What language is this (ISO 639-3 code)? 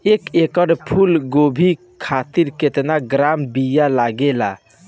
bho